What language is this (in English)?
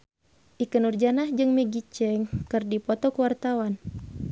Sundanese